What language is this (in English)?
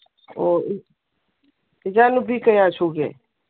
Manipuri